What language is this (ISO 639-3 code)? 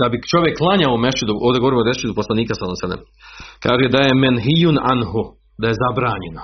hrv